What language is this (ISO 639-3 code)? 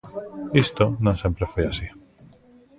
glg